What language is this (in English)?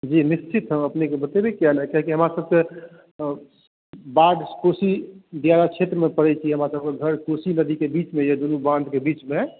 Maithili